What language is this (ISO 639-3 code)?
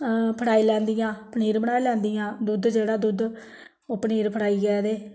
doi